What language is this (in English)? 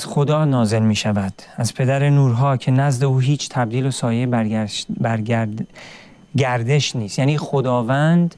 Persian